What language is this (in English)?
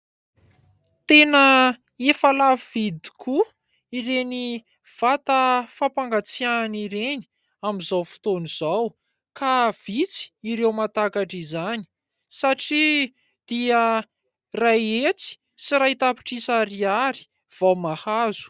Malagasy